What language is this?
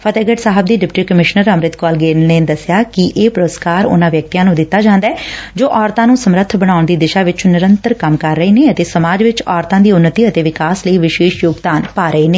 Punjabi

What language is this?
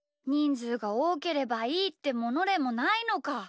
Japanese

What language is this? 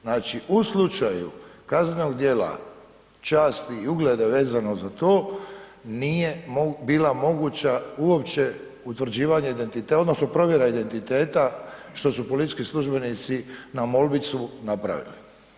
Croatian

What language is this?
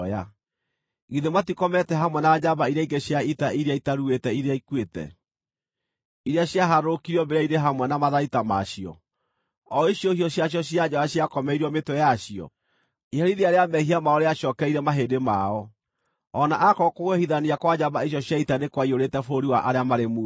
Kikuyu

